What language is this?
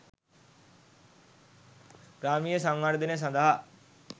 Sinhala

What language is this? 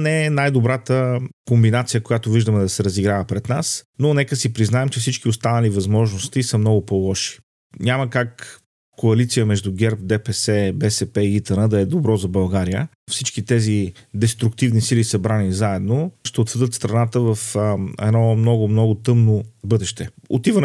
Bulgarian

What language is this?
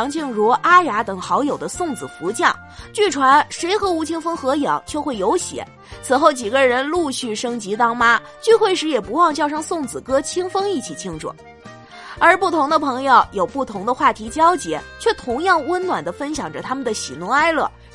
Chinese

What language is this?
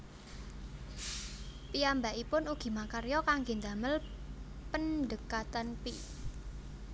Javanese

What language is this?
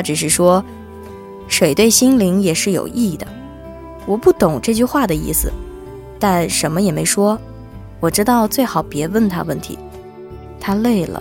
Chinese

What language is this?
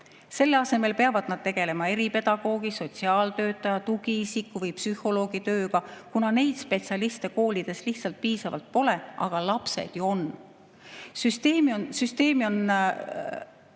Estonian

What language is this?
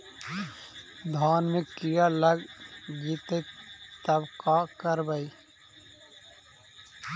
Magahi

